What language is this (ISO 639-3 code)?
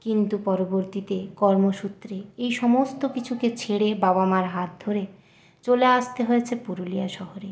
ben